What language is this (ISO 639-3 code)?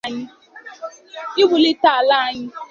ibo